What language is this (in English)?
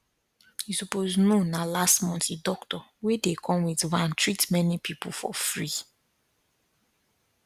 Nigerian Pidgin